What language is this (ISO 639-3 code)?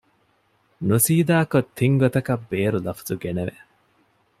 div